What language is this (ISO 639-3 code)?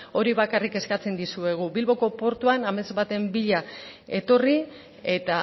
eus